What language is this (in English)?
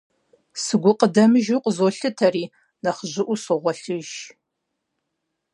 Kabardian